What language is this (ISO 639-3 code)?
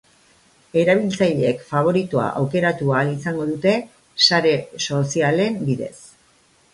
eus